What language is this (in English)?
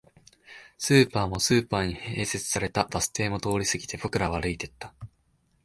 Japanese